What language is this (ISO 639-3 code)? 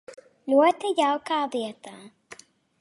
lav